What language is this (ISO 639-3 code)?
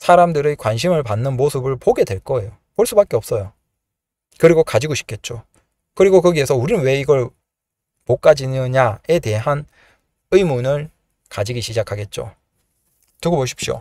kor